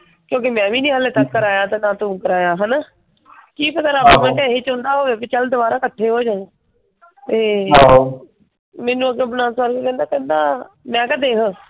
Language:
Punjabi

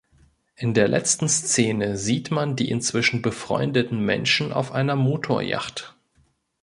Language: German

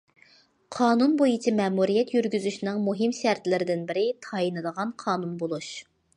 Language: Uyghur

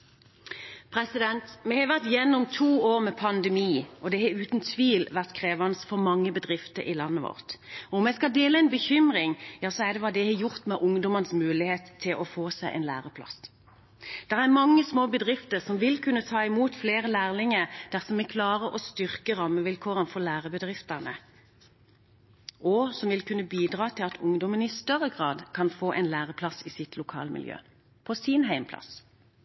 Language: Norwegian Bokmål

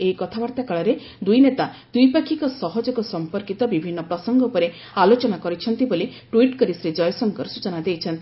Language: Odia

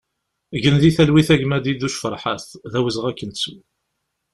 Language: Kabyle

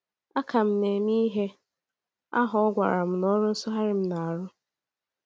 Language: Igbo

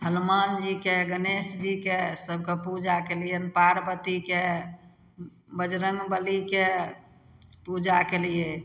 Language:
Maithili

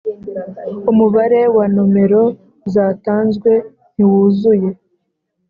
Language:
Kinyarwanda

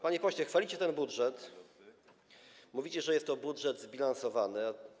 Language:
Polish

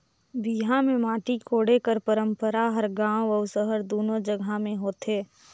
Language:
Chhattisgarhi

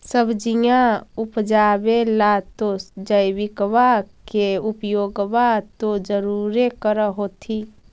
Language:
Magahi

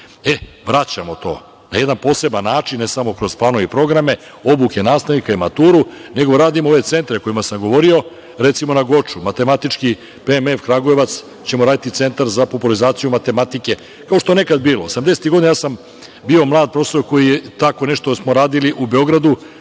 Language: Serbian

